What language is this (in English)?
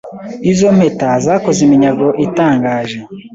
Kinyarwanda